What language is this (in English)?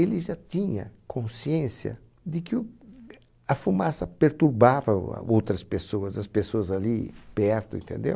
Portuguese